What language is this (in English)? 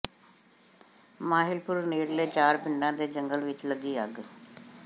Punjabi